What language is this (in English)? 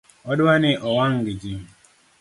Luo (Kenya and Tanzania)